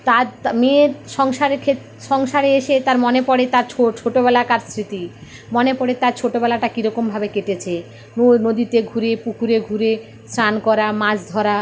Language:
Bangla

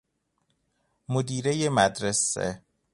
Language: Persian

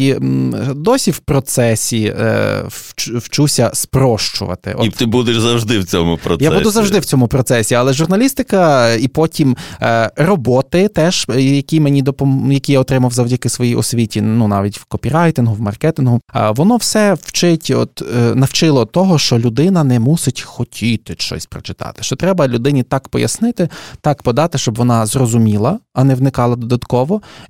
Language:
Ukrainian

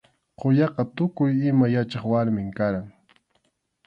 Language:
Arequipa-La Unión Quechua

